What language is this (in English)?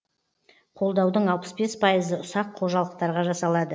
Kazakh